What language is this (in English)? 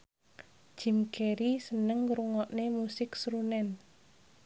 Javanese